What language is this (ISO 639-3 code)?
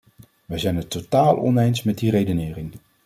nld